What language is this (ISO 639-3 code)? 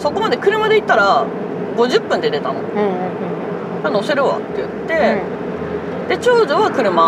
jpn